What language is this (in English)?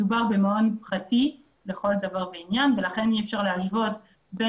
Hebrew